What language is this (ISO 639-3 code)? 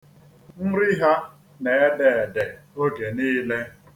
ibo